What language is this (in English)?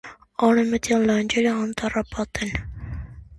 Armenian